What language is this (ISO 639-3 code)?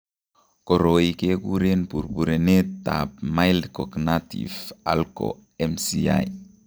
kln